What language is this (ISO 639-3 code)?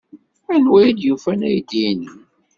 kab